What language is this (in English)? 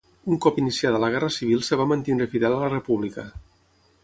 Catalan